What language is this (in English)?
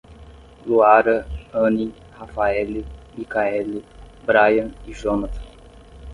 Portuguese